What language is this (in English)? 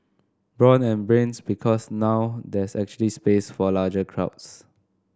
English